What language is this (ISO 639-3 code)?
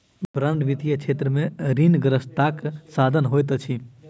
mai